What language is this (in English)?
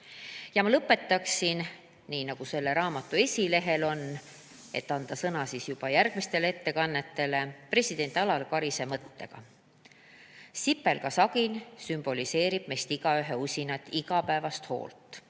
Estonian